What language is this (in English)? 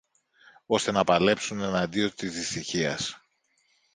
Greek